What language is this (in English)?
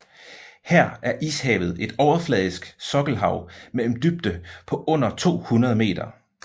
Danish